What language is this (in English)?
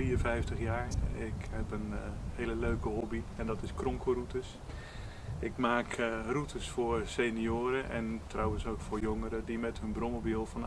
Dutch